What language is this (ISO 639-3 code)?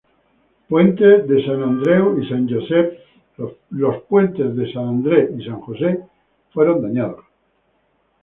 spa